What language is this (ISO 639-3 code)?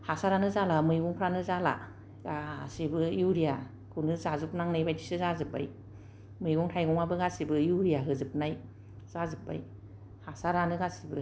brx